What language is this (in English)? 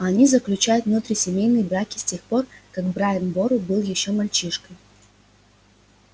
Russian